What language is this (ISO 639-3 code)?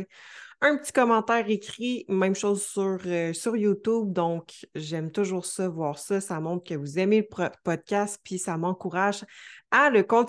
fra